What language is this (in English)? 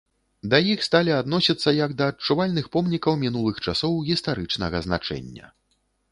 Belarusian